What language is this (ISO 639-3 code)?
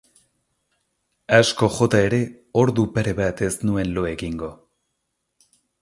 eus